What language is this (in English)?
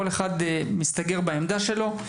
Hebrew